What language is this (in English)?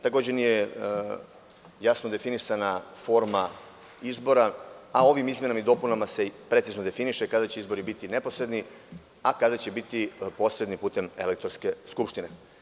Serbian